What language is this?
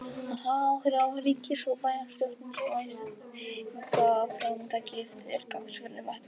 Icelandic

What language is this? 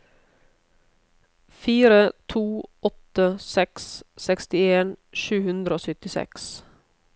Norwegian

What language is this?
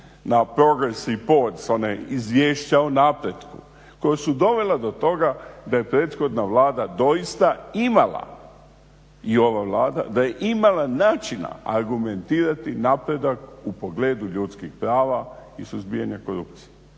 Croatian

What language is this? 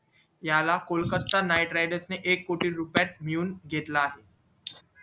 Marathi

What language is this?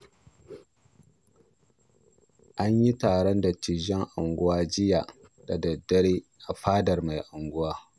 Hausa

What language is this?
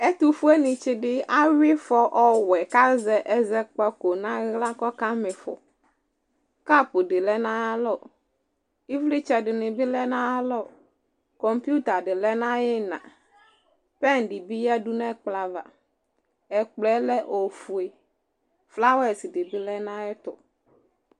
Ikposo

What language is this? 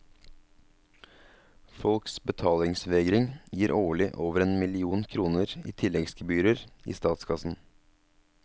Norwegian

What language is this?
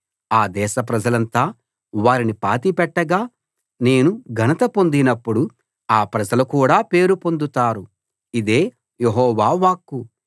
Telugu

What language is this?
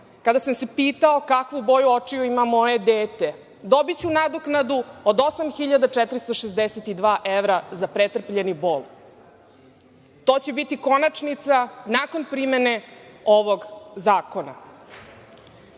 Serbian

